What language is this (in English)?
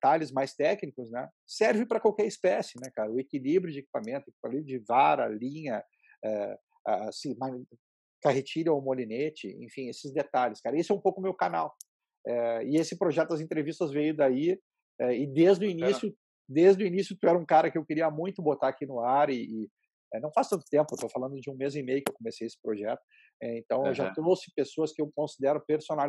Portuguese